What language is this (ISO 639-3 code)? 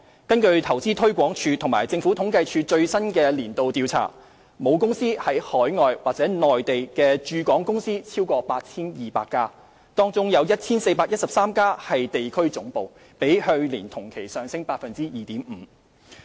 yue